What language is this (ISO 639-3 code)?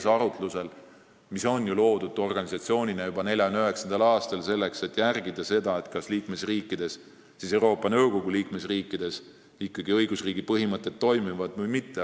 est